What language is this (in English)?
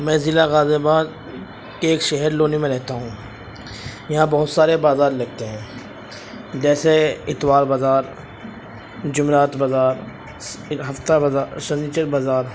Urdu